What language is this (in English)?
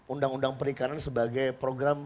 Indonesian